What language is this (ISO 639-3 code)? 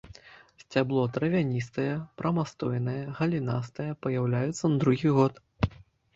bel